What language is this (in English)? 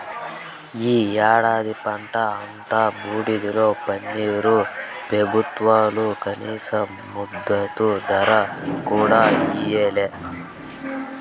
Telugu